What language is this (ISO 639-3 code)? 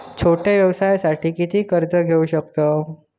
mar